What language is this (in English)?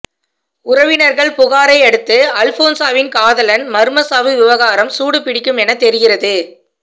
Tamil